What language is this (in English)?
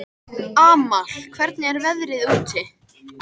Icelandic